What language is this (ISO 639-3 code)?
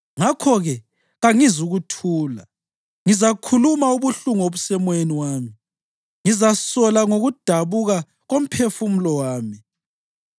nde